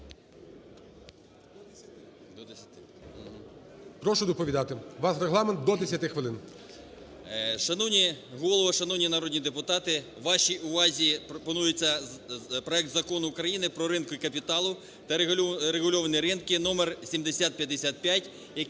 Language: Ukrainian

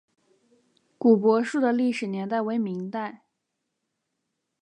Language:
Chinese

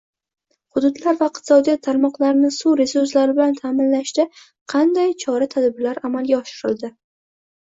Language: Uzbek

